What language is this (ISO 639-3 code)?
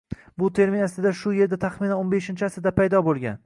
uzb